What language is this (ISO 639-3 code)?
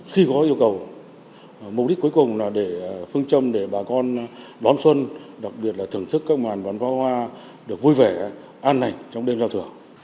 vie